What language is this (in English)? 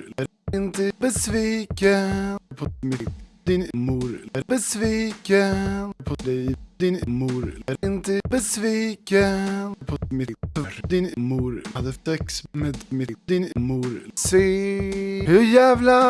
Swedish